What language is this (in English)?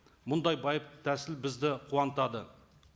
Kazakh